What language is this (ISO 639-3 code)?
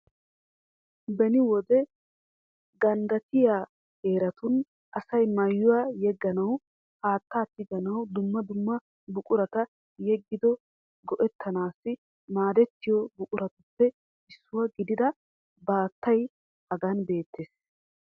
wal